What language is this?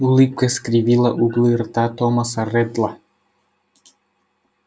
Russian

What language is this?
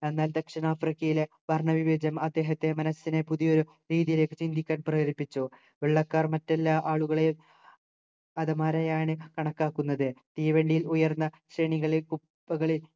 Malayalam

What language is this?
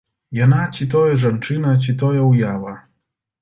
Belarusian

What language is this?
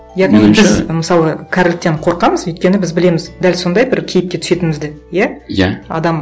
Kazakh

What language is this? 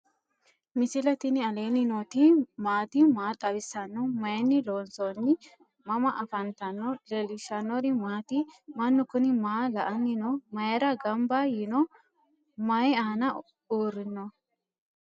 Sidamo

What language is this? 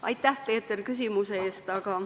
Estonian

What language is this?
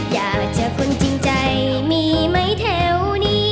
Thai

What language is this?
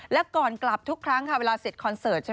Thai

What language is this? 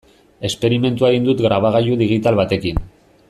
Basque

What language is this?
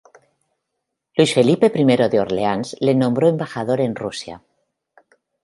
Spanish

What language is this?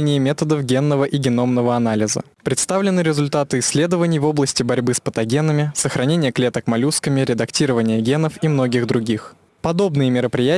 Russian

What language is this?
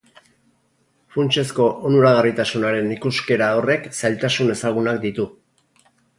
Basque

